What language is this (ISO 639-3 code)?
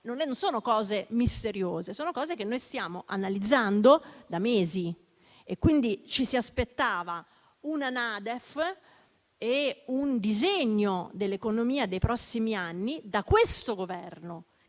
ita